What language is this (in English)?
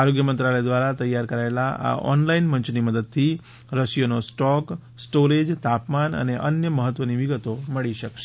Gujarati